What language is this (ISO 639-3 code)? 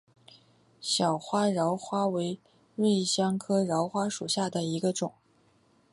zho